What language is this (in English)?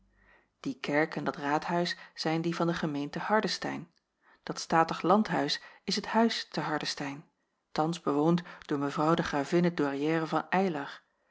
Dutch